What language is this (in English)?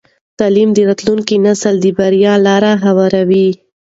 Pashto